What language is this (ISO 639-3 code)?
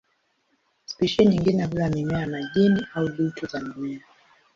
swa